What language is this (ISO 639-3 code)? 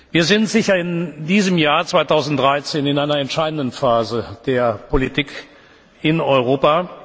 deu